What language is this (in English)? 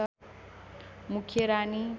Nepali